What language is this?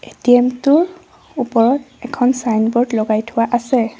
Assamese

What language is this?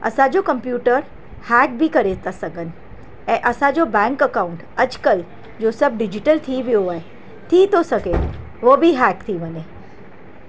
Sindhi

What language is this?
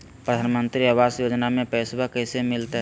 Magahi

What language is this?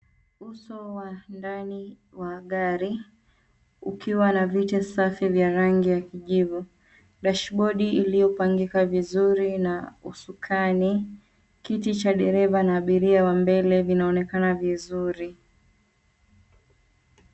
Swahili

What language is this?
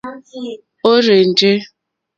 Mokpwe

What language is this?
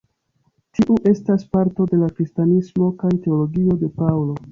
Esperanto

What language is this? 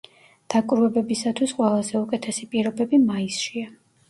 Georgian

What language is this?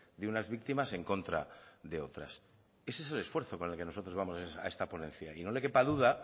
Spanish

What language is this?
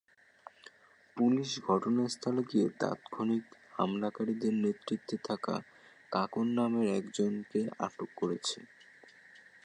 Bangla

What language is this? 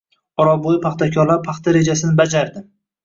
Uzbek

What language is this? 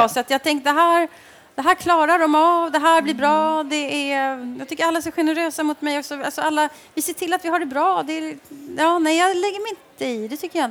Swedish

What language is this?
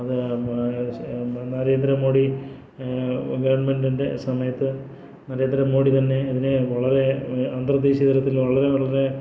Malayalam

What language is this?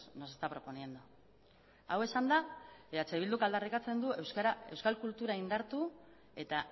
Basque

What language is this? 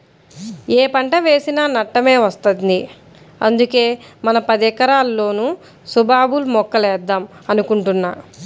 Telugu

